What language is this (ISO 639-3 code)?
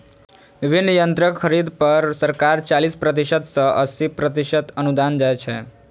mai